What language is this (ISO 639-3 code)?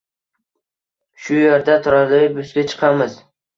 uzb